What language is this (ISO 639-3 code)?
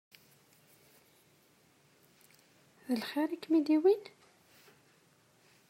kab